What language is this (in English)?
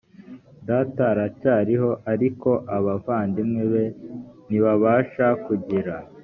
Kinyarwanda